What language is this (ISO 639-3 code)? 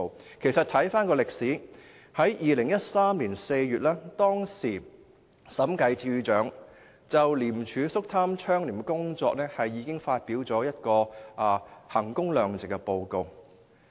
yue